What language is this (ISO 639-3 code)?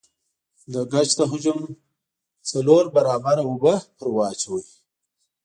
pus